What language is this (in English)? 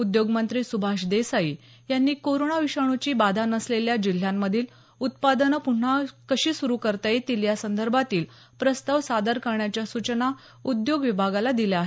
Marathi